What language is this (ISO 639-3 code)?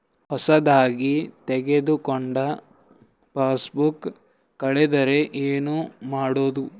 kan